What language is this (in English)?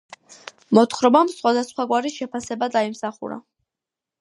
Georgian